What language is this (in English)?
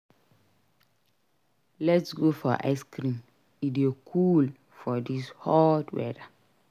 Nigerian Pidgin